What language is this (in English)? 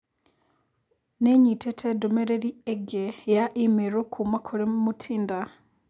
Kikuyu